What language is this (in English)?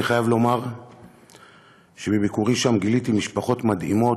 Hebrew